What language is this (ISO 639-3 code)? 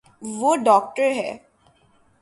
urd